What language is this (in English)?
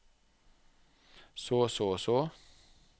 Norwegian